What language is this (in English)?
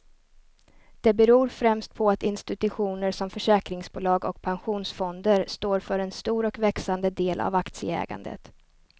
Swedish